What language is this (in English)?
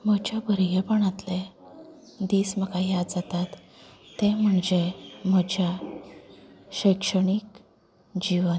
Konkani